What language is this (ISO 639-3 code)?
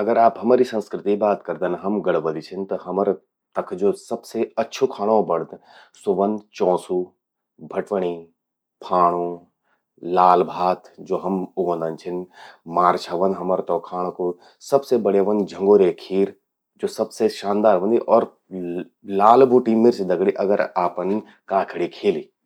gbm